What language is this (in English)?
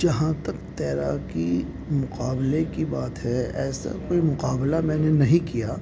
Urdu